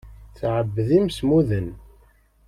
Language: Kabyle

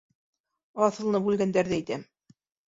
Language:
Bashkir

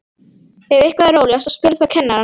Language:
Icelandic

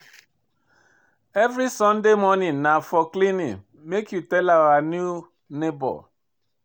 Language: Nigerian Pidgin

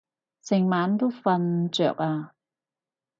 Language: Cantonese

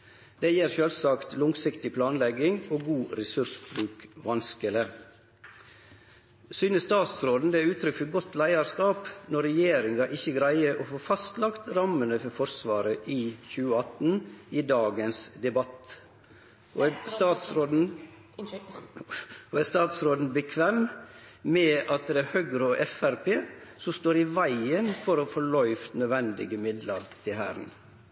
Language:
Norwegian Nynorsk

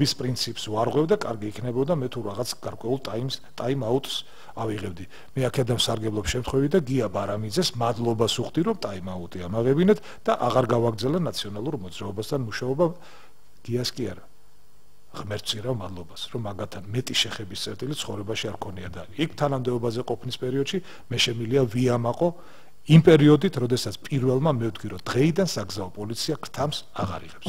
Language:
Romanian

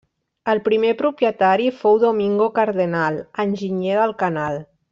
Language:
Catalan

